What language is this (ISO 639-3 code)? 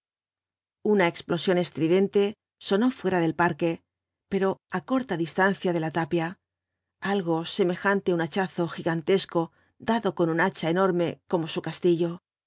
spa